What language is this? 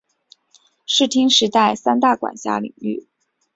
Chinese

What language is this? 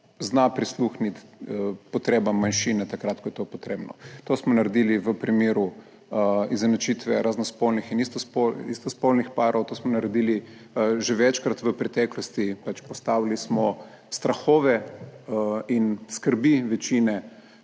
Slovenian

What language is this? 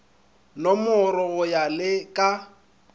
Northern Sotho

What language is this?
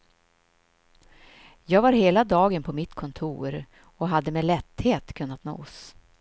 Swedish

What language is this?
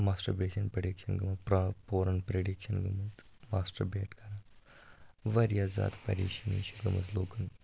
Kashmiri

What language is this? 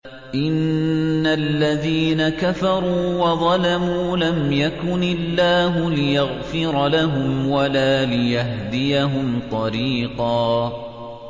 Arabic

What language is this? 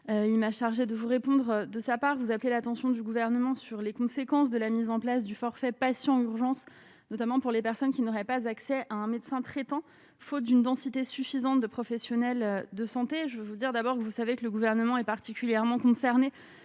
French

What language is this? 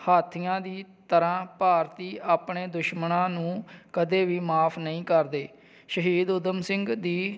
Punjabi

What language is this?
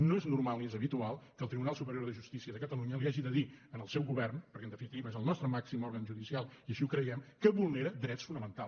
Catalan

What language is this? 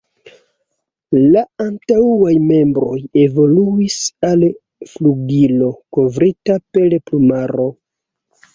Esperanto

